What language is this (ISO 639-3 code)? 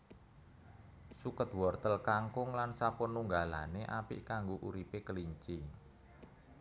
jav